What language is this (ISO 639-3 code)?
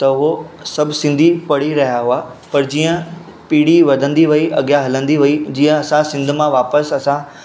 snd